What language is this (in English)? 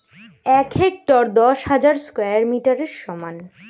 Bangla